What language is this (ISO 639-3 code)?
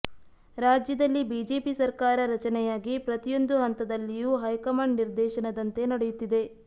kan